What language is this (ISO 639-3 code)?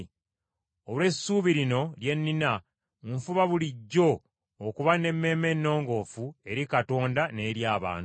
lug